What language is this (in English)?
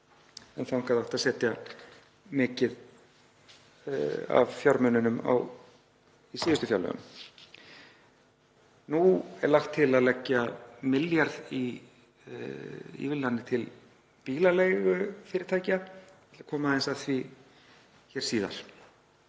Icelandic